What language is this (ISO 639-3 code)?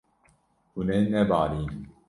kur